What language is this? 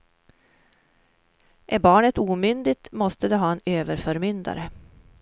Swedish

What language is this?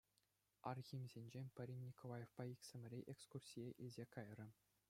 Chuvash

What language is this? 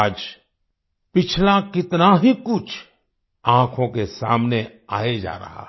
Hindi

